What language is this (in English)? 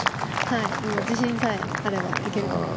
Japanese